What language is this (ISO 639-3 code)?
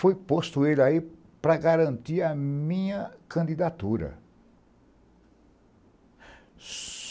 por